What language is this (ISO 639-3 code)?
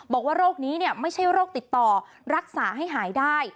tha